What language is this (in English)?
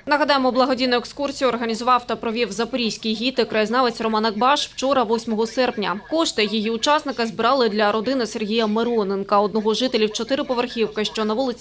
Ukrainian